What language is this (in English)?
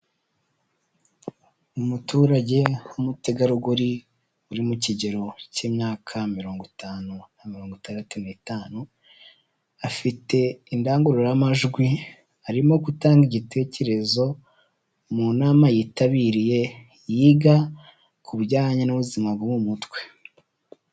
Kinyarwanda